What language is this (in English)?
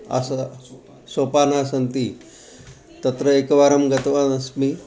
Sanskrit